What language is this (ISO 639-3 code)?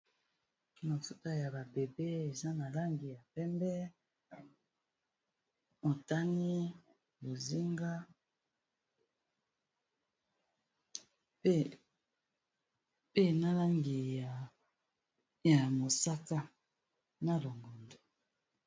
lin